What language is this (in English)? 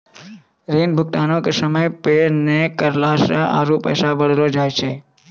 Maithili